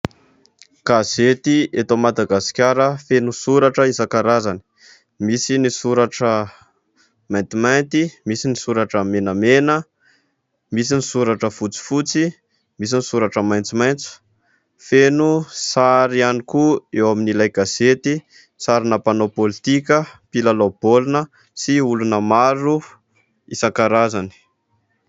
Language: Malagasy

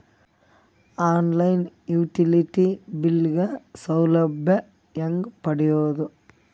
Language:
Kannada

